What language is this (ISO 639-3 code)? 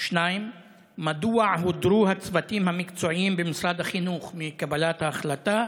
heb